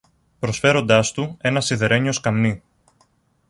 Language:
Greek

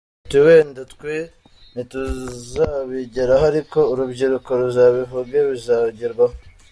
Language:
Kinyarwanda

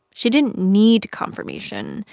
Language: English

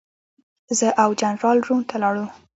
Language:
Pashto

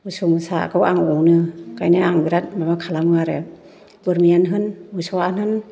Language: Bodo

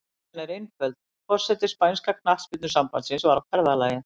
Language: Icelandic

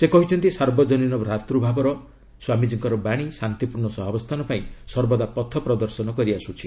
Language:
Odia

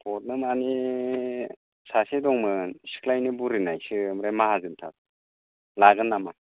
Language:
Bodo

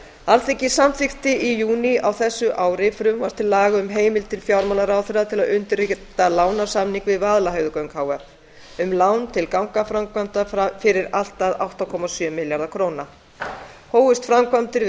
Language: Icelandic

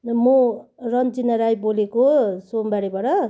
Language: Nepali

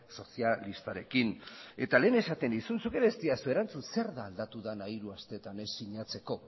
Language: Basque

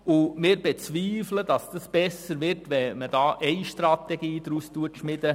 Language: Swiss German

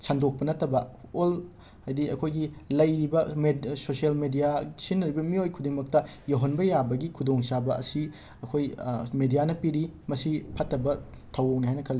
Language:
Manipuri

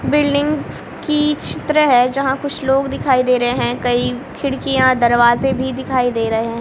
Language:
Hindi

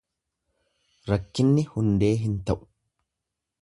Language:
Oromo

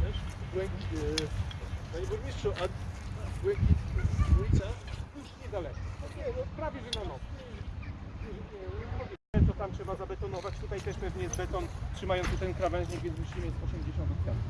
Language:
Polish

